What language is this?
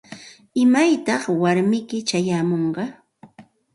Santa Ana de Tusi Pasco Quechua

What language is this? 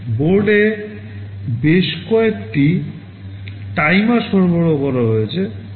Bangla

